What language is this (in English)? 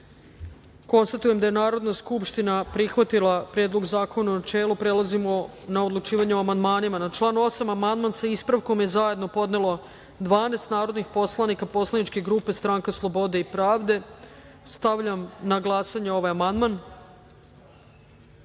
Serbian